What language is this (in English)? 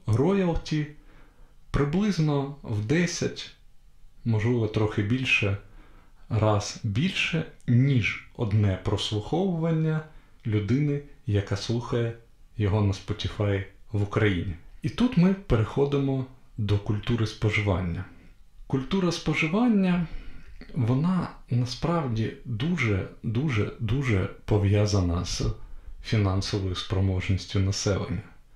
Ukrainian